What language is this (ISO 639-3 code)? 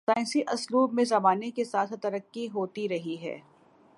urd